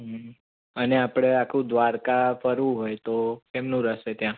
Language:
Gujarati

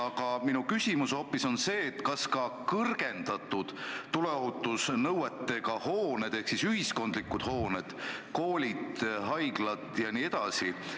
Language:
Estonian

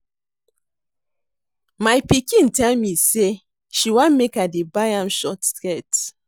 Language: Nigerian Pidgin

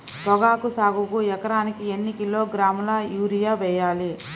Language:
Telugu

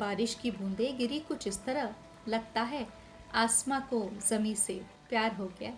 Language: Hindi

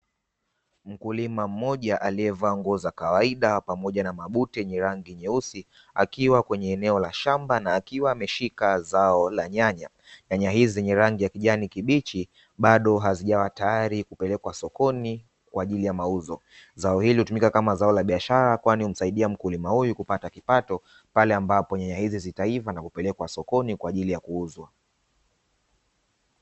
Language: Swahili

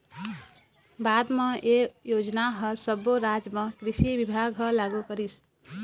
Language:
Chhattisgarhi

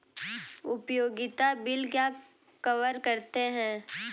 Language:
Hindi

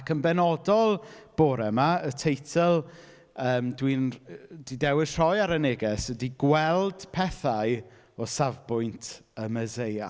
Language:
Welsh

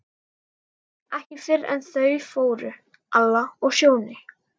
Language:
Icelandic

